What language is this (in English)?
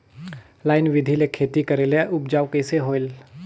Chhattisgarhi